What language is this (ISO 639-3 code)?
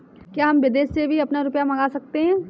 hin